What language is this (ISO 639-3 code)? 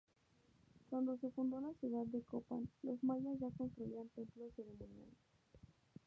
spa